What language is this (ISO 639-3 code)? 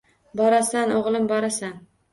uzb